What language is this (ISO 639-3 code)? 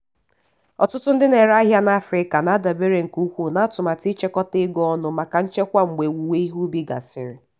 ibo